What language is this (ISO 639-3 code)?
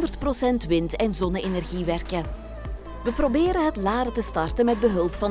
nld